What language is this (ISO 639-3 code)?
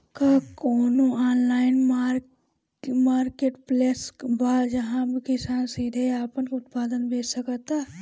bho